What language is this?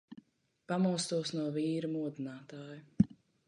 Latvian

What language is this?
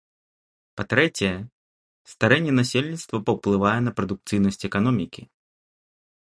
Belarusian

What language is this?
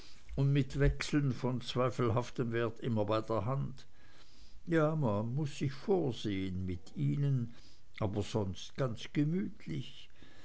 German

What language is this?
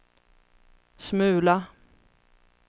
Swedish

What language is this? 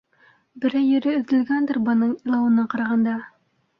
Bashkir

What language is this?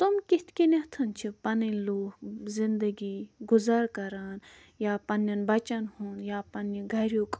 Kashmiri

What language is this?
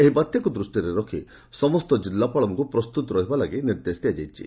Odia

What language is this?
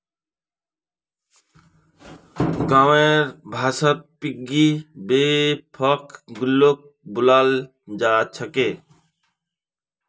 Magahi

